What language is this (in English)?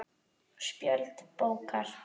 Icelandic